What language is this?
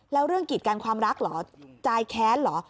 Thai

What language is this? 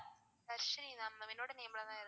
Tamil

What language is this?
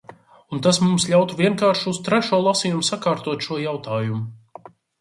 Latvian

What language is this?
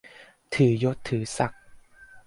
Thai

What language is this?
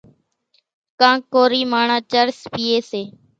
Kachi Koli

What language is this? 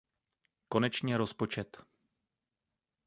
Czech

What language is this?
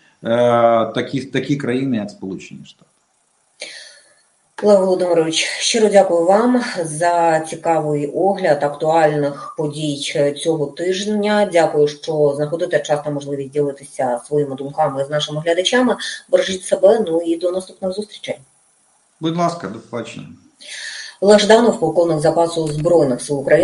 Russian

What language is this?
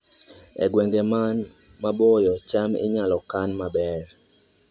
Luo (Kenya and Tanzania)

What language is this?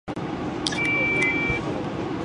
Japanese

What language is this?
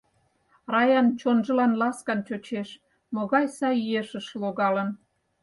Mari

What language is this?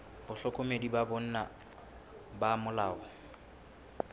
Southern Sotho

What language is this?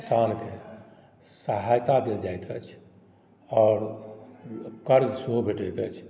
Maithili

